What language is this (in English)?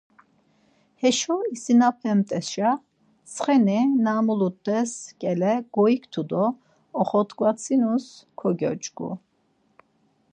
Laz